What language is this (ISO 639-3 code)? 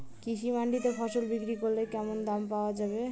ben